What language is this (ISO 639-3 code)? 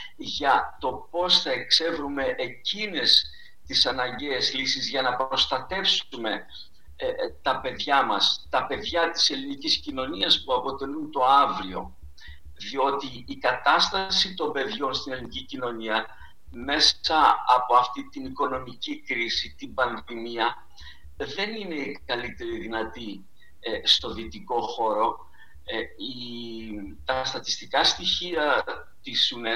ell